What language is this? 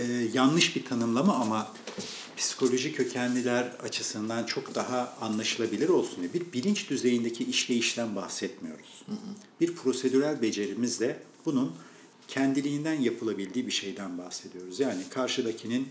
Turkish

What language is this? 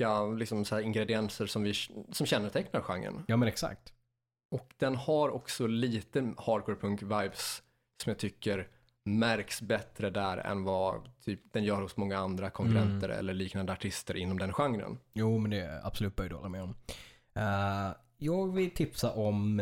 Swedish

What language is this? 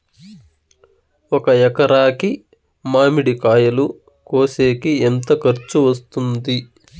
Telugu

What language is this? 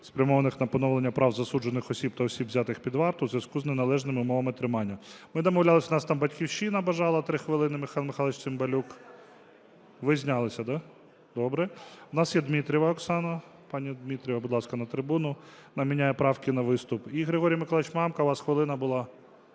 Ukrainian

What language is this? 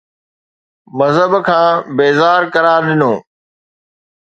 Sindhi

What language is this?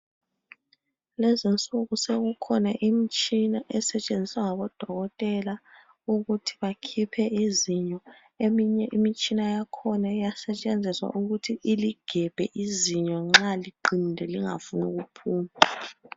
North Ndebele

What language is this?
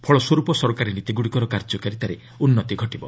Odia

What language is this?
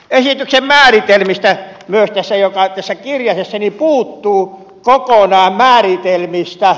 Finnish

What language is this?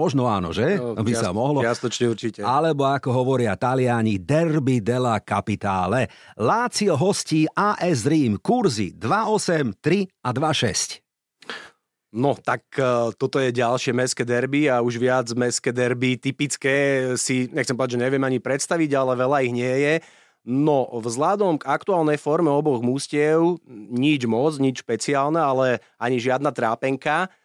Slovak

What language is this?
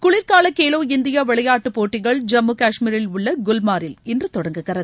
Tamil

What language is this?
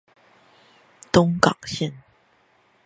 Chinese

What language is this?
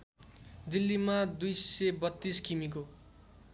Nepali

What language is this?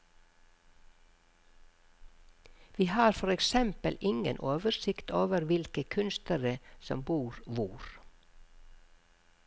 Norwegian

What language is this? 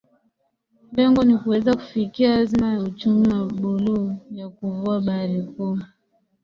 Swahili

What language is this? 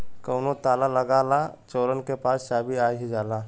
Bhojpuri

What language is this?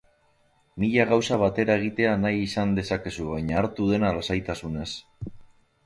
Basque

